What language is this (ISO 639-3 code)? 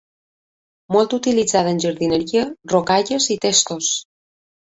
cat